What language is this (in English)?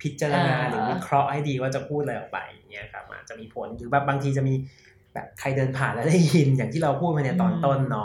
Thai